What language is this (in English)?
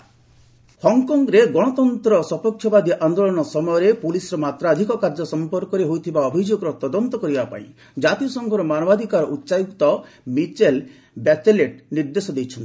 Odia